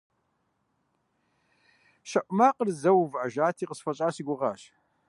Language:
Kabardian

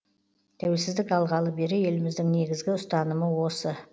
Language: Kazakh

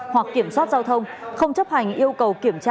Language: Vietnamese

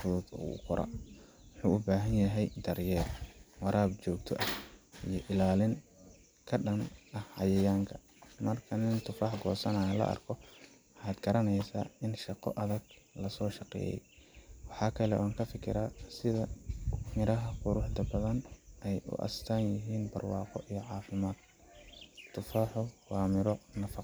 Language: Somali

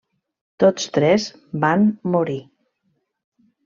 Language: Catalan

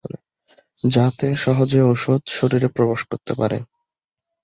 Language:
Bangla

